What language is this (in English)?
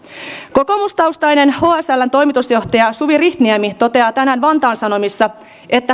Finnish